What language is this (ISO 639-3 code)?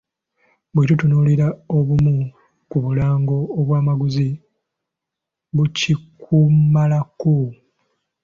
lug